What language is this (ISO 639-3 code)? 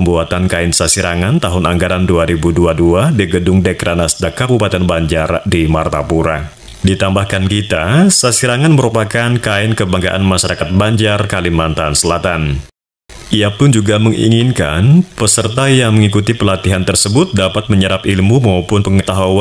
ind